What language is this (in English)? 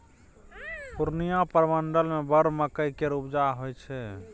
Maithili